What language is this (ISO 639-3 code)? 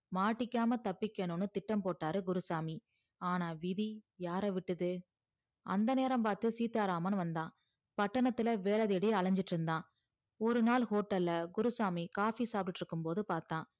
tam